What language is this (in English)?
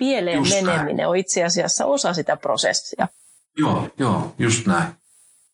Finnish